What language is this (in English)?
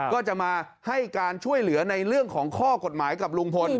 Thai